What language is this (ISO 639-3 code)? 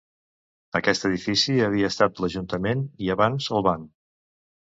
cat